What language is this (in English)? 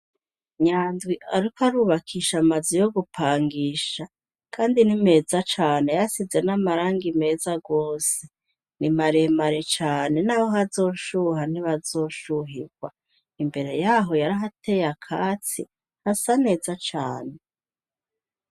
Rundi